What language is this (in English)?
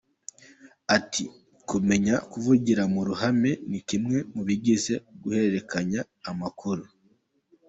Kinyarwanda